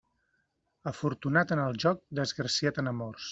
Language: Catalan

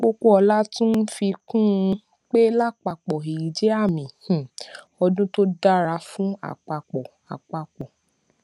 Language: Yoruba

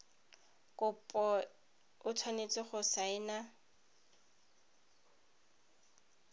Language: Tswana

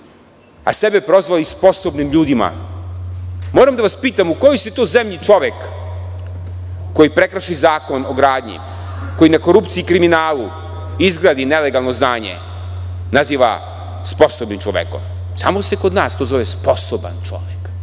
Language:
Serbian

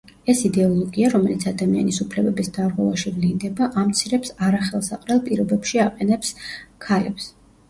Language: Georgian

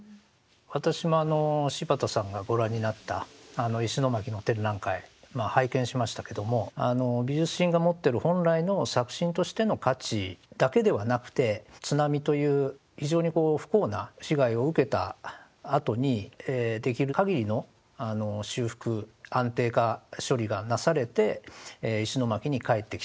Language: Japanese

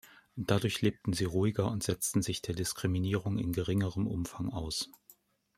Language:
German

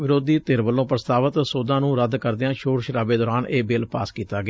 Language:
Punjabi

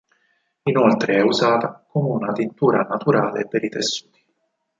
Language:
Italian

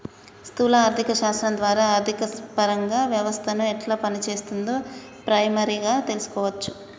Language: Telugu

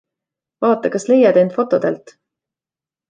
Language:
Estonian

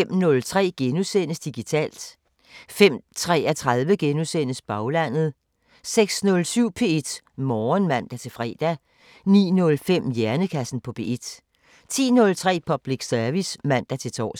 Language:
Danish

